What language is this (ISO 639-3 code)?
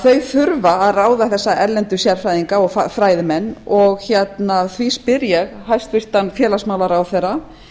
isl